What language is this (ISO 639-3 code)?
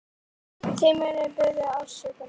isl